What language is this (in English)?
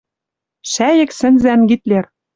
Western Mari